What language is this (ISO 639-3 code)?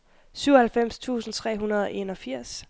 dan